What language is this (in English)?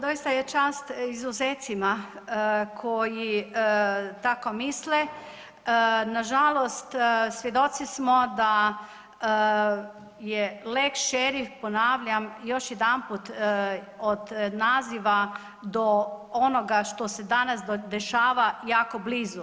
Croatian